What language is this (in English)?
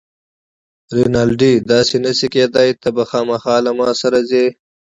Pashto